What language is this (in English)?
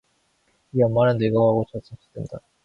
Korean